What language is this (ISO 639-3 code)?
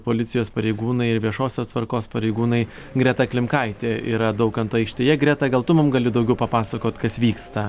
lit